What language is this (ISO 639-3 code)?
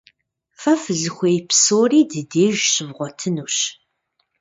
kbd